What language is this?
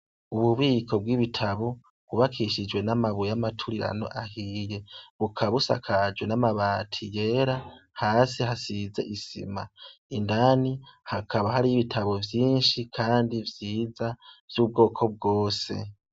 Rundi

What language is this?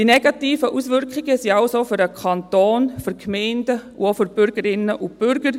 Swiss German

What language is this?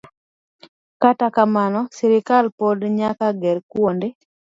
Luo (Kenya and Tanzania)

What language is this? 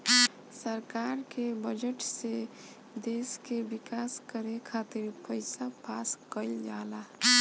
Bhojpuri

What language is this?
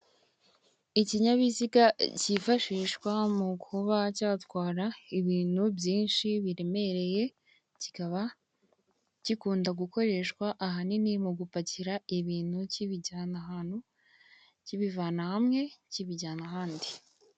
Kinyarwanda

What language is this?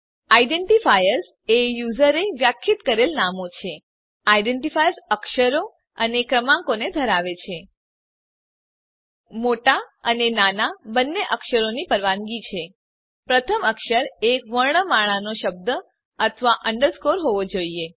Gujarati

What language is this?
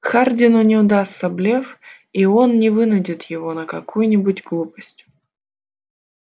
Russian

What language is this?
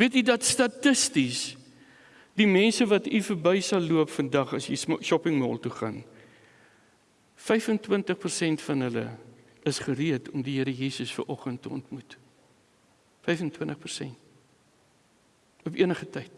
Dutch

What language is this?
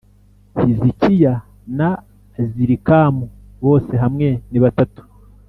Kinyarwanda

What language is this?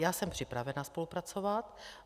Czech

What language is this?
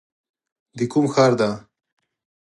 Pashto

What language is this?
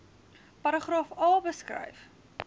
Afrikaans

